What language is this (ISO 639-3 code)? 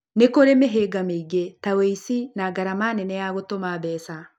kik